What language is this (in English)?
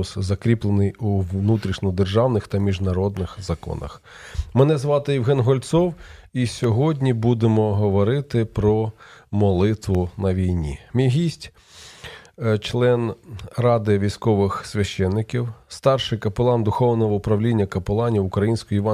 Ukrainian